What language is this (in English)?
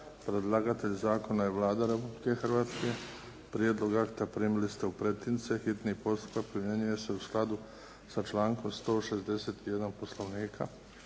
Croatian